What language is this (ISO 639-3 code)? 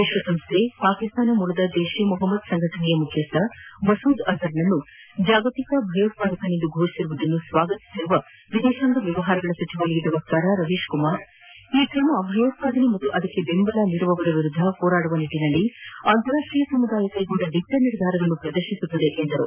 kan